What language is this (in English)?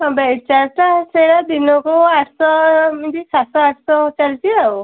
Odia